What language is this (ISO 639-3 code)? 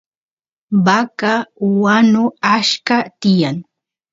qus